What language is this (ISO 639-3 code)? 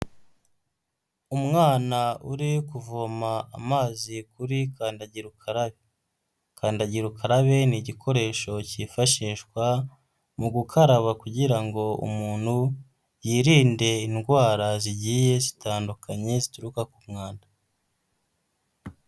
kin